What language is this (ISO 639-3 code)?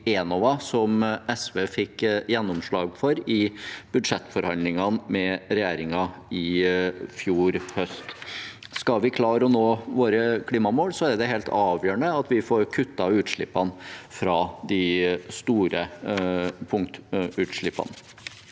nor